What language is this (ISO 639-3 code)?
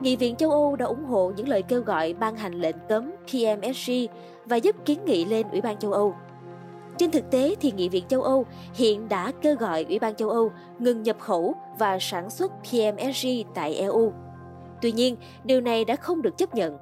vie